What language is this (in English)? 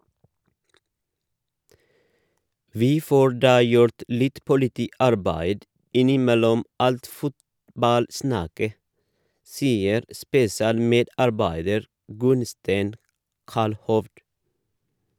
Norwegian